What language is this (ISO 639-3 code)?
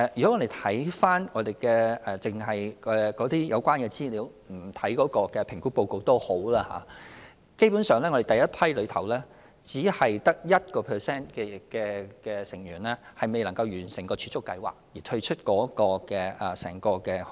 yue